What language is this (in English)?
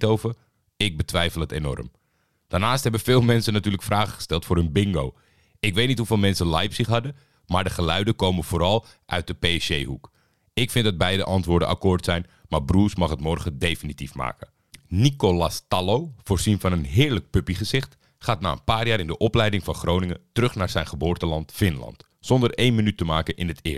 Dutch